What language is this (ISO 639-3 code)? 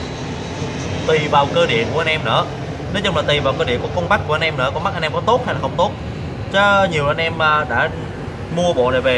vie